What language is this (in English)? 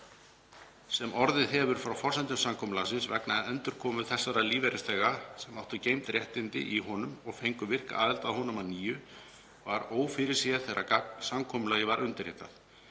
Icelandic